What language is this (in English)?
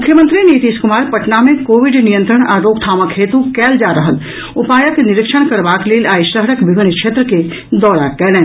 Maithili